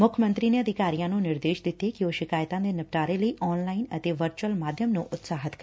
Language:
Punjabi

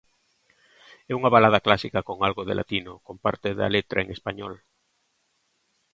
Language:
Galician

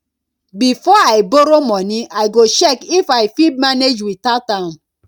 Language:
Nigerian Pidgin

